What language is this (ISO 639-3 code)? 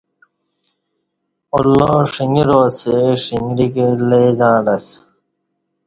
bsh